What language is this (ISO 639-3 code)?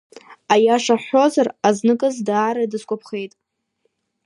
abk